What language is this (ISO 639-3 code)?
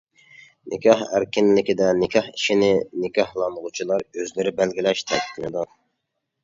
uig